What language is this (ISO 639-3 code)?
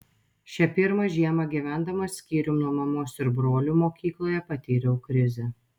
lit